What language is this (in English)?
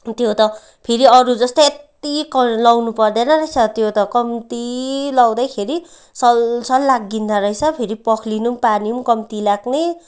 Nepali